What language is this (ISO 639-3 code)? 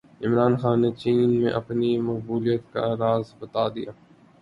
urd